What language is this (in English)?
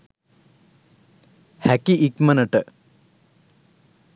Sinhala